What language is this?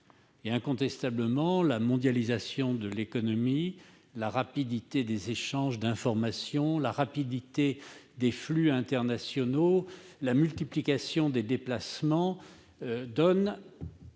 French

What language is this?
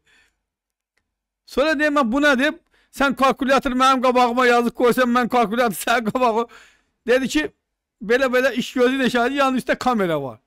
Turkish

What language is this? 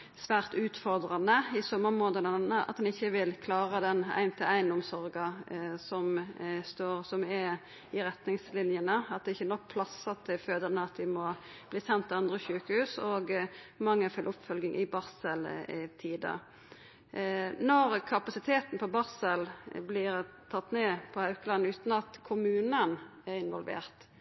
Norwegian Nynorsk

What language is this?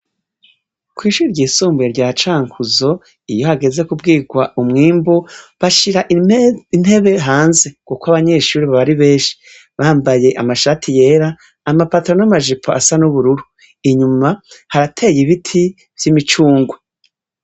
Rundi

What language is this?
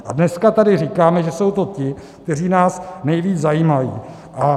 Czech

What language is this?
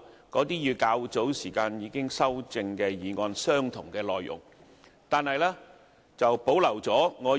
Cantonese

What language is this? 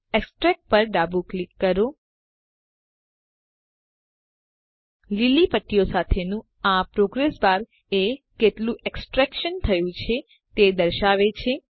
Gujarati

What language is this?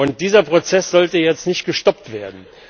German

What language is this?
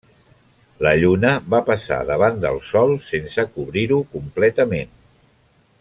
Catalan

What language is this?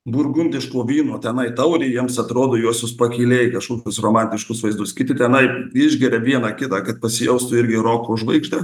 Lithuanian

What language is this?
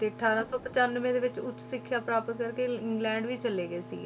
Punjabi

